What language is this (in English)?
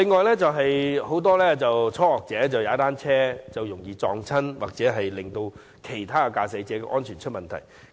Cantonese